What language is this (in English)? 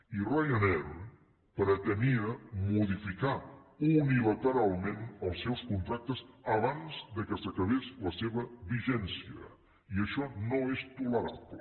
Catalan